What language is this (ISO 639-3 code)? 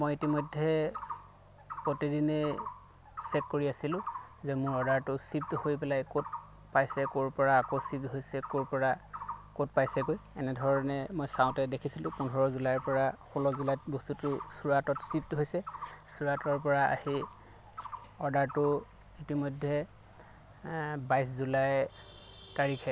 asm